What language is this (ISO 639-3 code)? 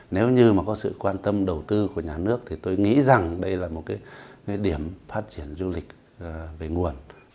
vie